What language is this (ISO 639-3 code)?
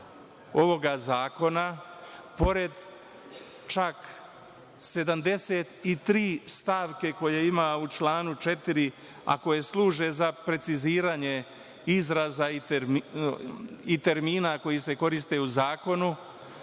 srp